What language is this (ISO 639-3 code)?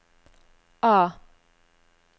nor